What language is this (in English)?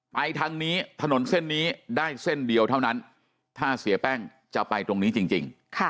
Thai